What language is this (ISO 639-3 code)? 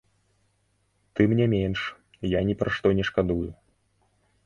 bel